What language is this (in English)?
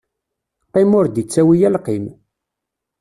Kabyle